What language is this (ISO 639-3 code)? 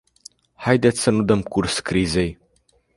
ron